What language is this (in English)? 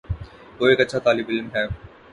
Urdu